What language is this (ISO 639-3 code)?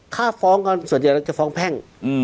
tha